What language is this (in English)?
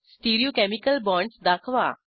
Marathi